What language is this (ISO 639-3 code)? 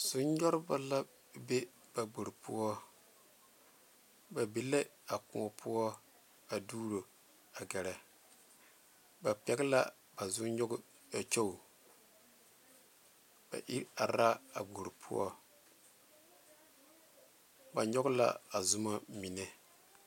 dga